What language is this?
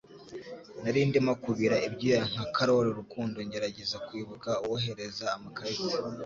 Kinyarwanda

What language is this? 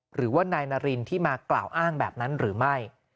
Thai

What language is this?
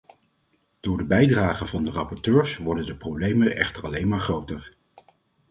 Dutch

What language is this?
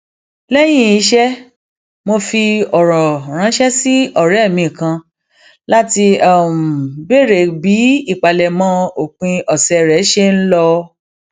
Yoruba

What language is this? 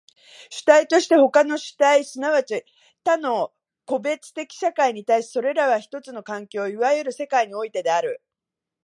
Japanese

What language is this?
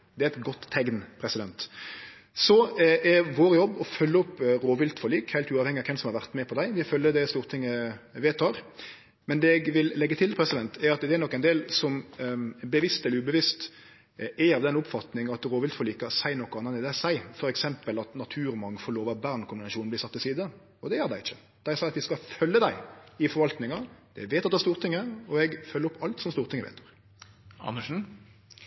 Norwegian Nynorsk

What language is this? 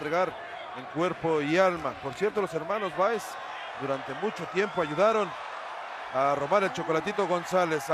Spanish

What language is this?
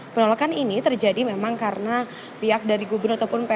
Indonesian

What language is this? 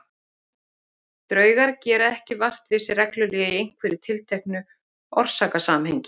Icelandic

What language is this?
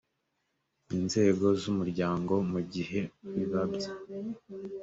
Kinyarwanda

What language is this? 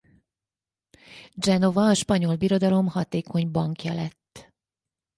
Hungarian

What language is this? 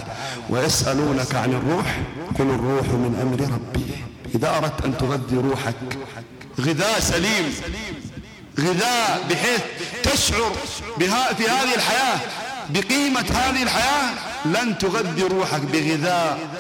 Arabic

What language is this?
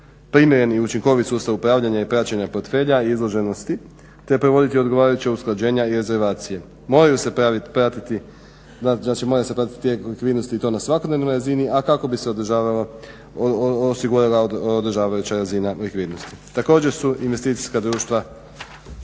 Croatian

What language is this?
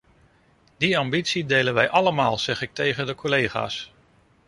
Dutch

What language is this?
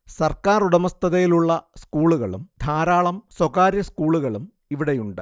Malayalam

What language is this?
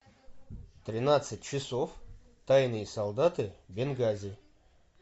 Russian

